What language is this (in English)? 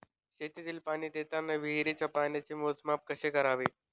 Marathi